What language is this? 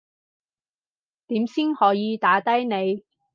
Cantonese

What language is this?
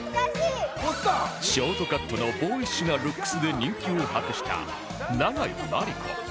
Japanese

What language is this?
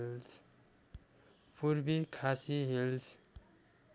Nepali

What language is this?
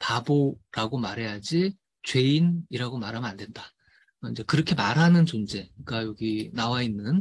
Korean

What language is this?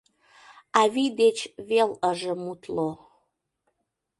Mari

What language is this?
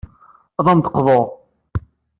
Kabyle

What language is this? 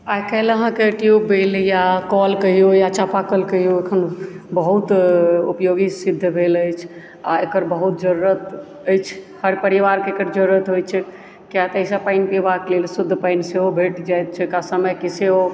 Maithili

